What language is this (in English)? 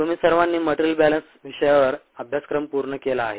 Marathi